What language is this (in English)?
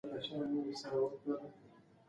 Pashto